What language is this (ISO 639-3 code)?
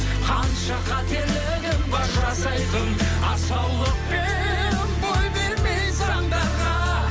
kaz